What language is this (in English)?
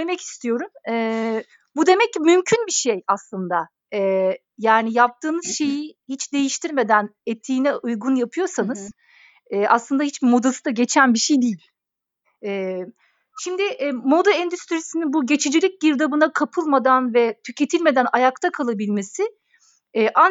Turkish